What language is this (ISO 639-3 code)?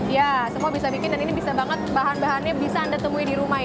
ind